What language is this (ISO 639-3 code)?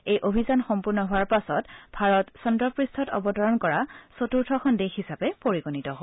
asm